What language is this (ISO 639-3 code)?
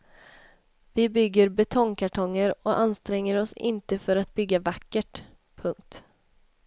swe